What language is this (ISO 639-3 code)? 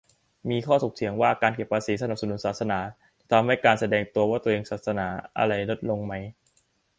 tha